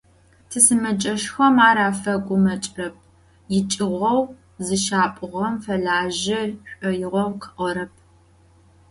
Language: Adyghe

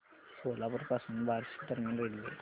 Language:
Marathi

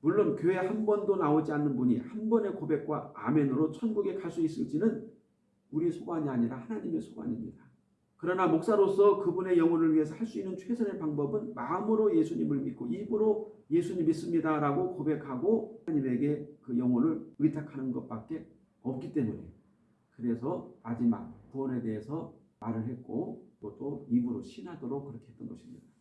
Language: Korean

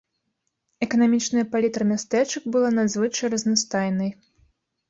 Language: Belarusian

